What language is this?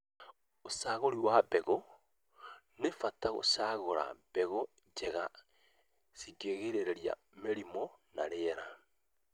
Kikuyu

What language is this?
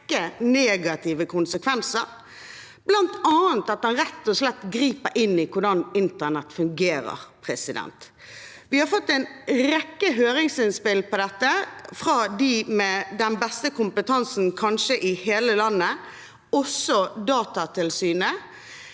Norwegian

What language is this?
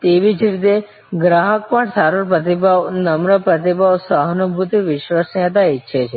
Gujarati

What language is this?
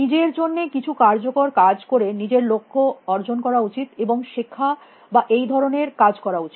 Bangla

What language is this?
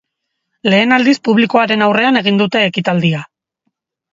Basque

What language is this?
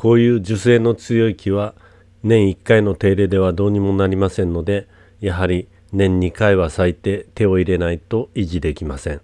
Japanese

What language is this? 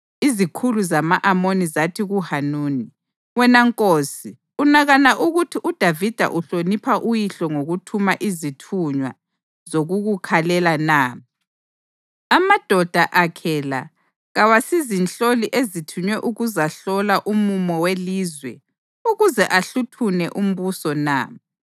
North Ndebele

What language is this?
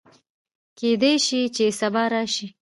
Pashto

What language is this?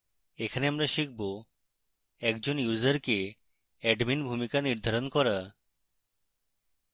Bangla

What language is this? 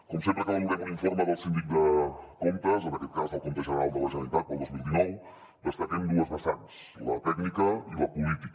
Catalan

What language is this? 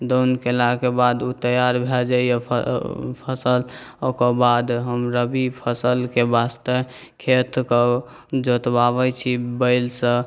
Maithili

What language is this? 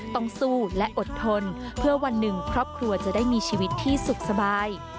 Thai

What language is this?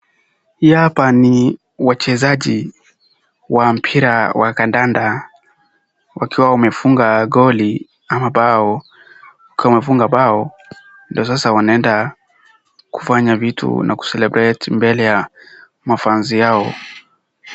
Swahili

